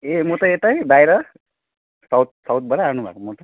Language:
Nepali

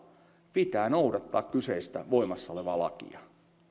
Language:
Finnish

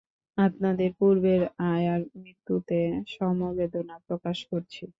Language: Bangla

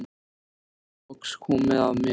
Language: Icelandic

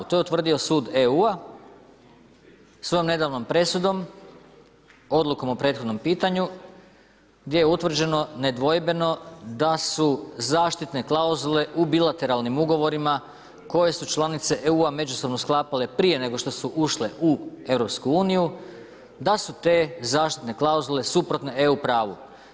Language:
Croatian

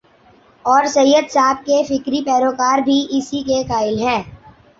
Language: Urdu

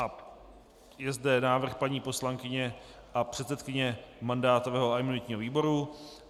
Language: Czech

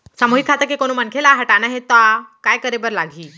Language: Chhattisgarhi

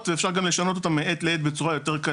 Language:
Hebrew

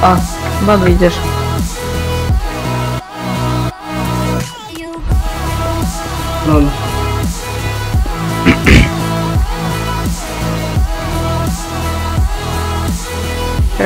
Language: Polish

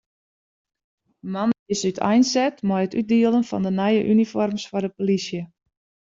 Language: Western Frisian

